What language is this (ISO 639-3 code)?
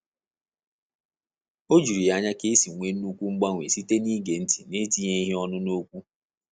ibo